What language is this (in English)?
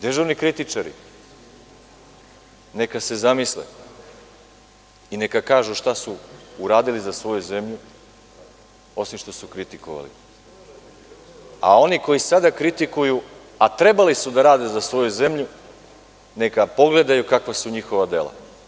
Serbian